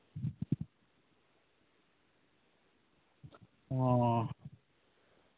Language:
Santali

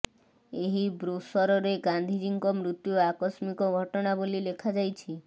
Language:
Odia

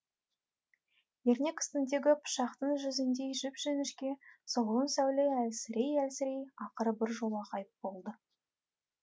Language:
Kazakh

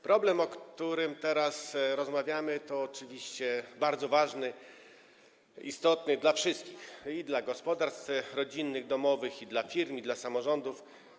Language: Polish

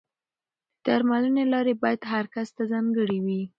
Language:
Pashto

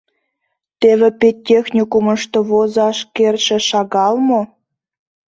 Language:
Mari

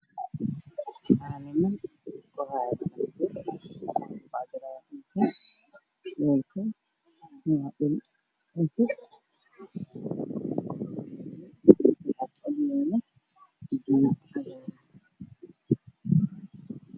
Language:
Somali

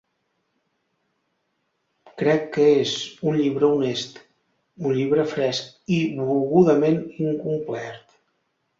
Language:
Catalan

